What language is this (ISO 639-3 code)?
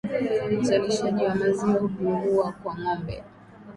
swa